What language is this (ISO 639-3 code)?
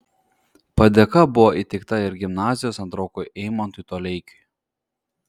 lit